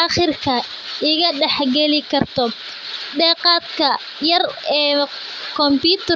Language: Somali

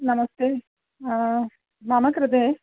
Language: Sanskrit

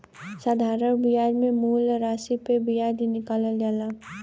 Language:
Bhojpuri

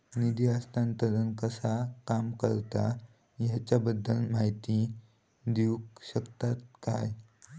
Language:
Marathi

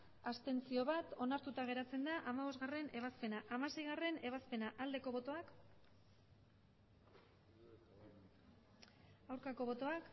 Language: Basque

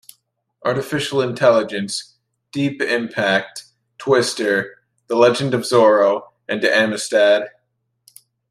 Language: English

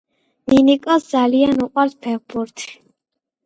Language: Georgian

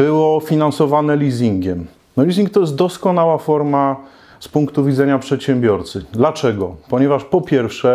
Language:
Polish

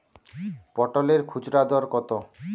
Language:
Bangla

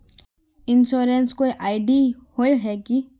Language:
Magahi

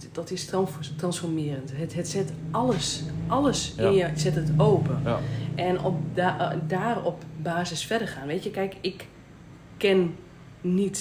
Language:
Dutch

